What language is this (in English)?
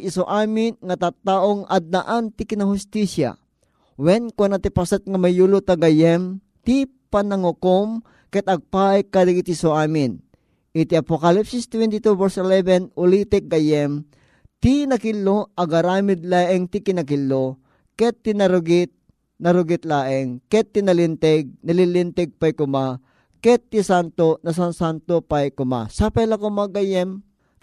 Filipino